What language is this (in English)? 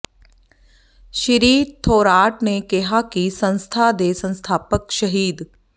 Punjabi